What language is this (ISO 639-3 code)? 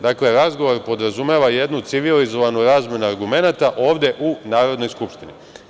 srp